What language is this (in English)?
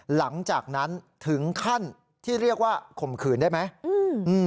Thai